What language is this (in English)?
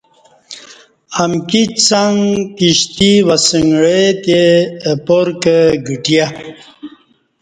Kati